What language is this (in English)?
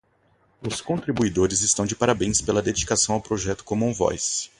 Portuguese